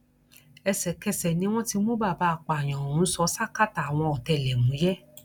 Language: Yoruba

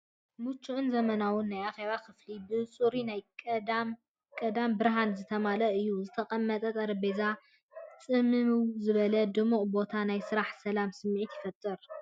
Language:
Tigrinya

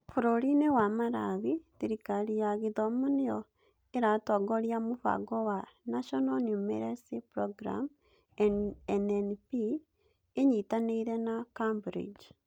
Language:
Kikuyu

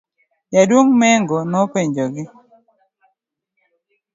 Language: Luo (Kenya and Tanzania)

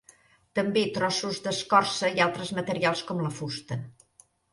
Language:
Catalan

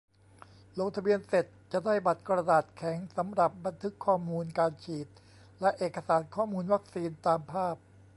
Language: Thai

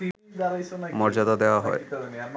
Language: Bangla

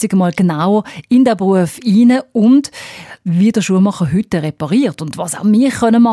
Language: German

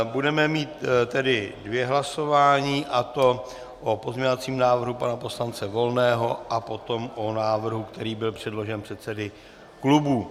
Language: Czech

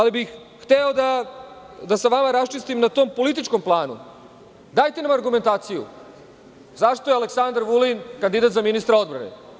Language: Serbian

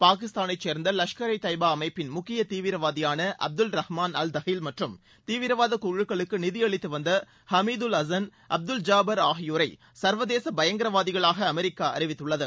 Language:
Tamil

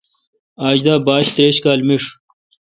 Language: Kalkoti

